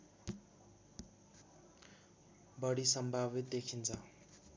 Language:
Nepali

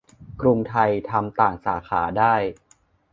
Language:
Thai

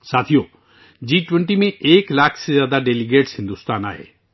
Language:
Urdu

